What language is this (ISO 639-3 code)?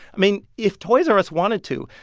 eng